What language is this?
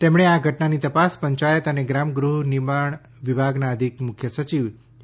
Gujarati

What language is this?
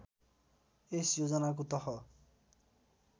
Nepali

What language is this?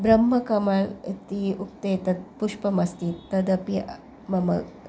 Sanskrit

